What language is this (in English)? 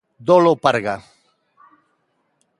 Galician